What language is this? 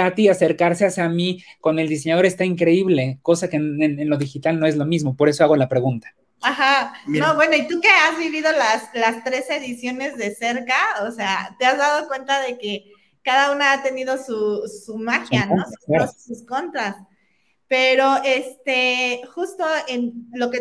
Spanish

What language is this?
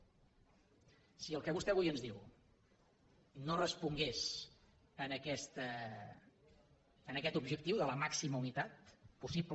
Catalan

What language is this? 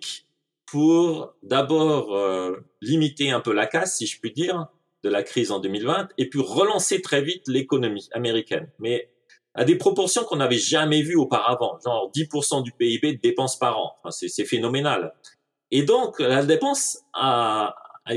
French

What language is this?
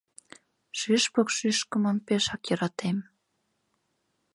Mari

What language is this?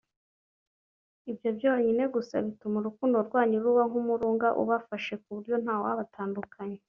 Kinyarwanda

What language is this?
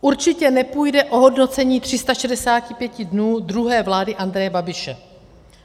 Czech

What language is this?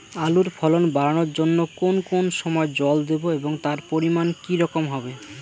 Bangla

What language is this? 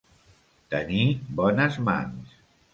Catalan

